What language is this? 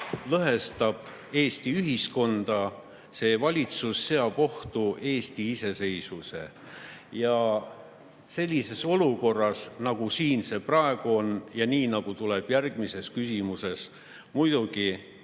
Estonian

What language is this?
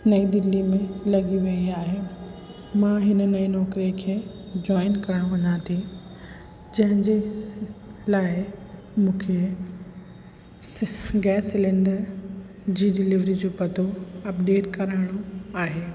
Sindhi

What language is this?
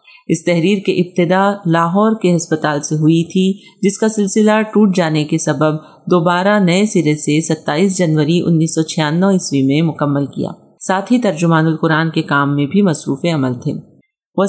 Urdu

